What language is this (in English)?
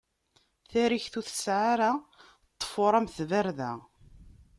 Kabyle